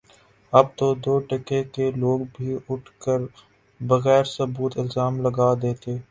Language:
Urdu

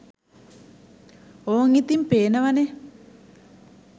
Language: Sinhala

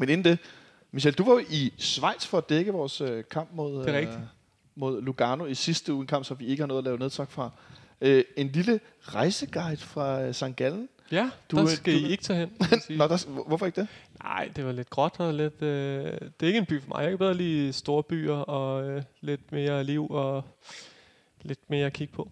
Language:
Danish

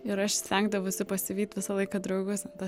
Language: Lithuanian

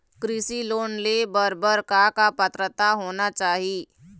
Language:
Chhattisgarhi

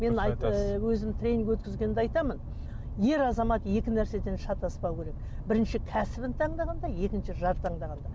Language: Kazakh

